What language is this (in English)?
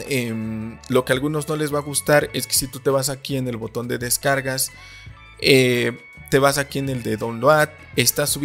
Spanish